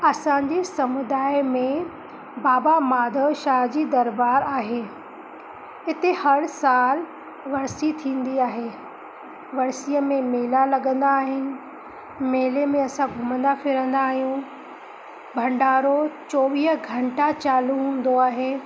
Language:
Sindhi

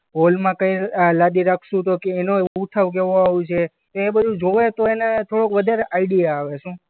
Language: Gujarati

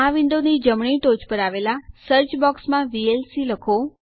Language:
Gujarati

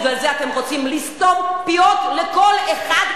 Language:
Hebrew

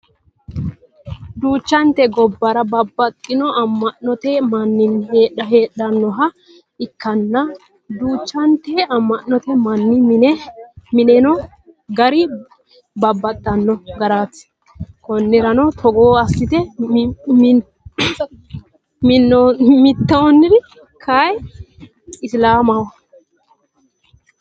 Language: Sidamo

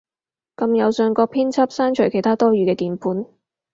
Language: Cantonese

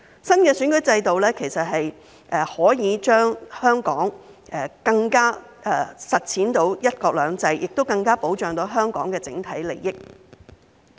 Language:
Cantonese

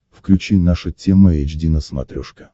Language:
Russian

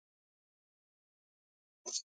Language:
Pashto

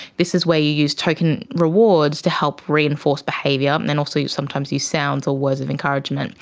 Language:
English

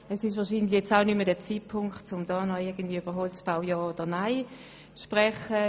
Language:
Swiss German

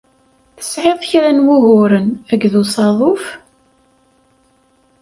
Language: Kabyle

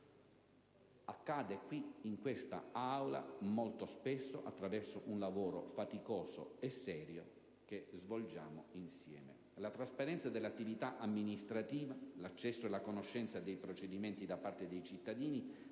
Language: Italian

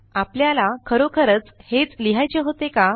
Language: Marathi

